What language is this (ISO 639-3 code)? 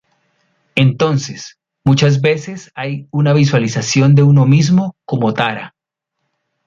spa